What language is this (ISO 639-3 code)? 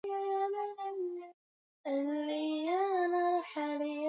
swa